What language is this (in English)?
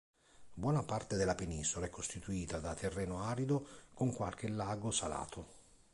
Italian